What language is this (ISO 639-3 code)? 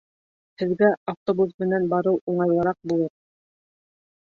bak